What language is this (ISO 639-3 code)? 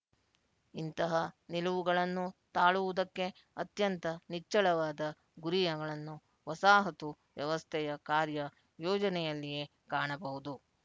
kan